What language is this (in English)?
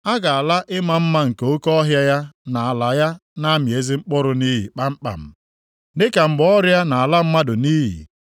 Igbo